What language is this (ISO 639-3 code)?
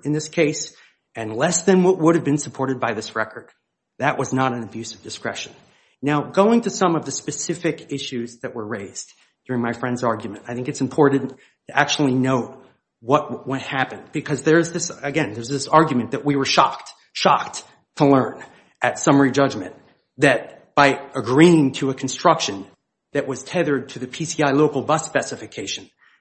eng